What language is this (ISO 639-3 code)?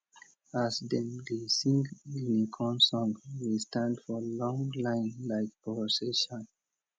pcm